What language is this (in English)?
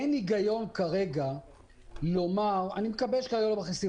Hebrew